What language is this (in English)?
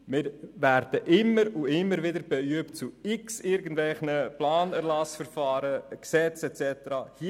Swiss German